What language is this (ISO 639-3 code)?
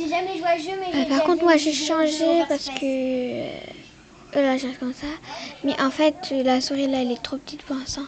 fra